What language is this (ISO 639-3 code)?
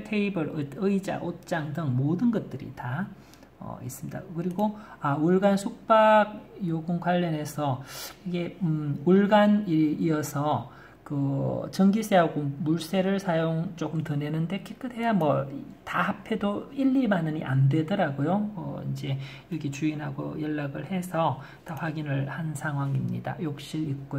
kor